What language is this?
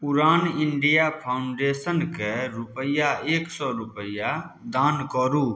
Maithili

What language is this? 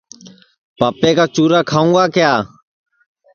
Sansi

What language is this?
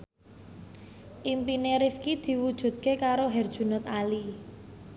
Javanese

